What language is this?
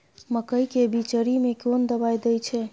Maithili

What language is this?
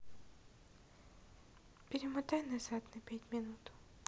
Russian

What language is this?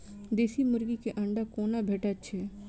Maithili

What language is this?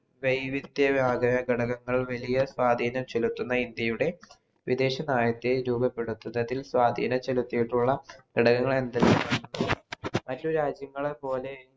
Malayalam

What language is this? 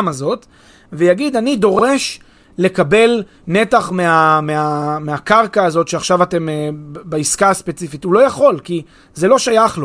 Hebrew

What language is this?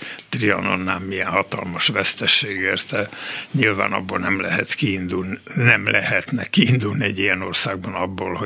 Hungarian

